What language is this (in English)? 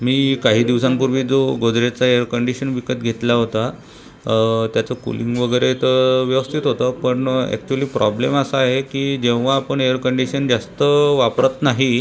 Marathi